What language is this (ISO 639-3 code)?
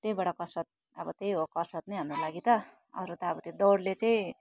nep